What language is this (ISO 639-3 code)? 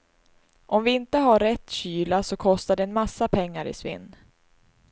swe